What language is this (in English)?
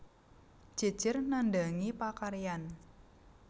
Javanese